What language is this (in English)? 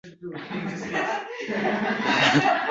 Uzbek